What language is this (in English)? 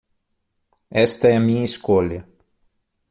Portuguese